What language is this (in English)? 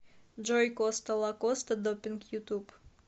Russian